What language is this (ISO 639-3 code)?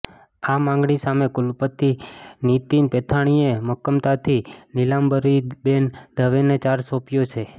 guj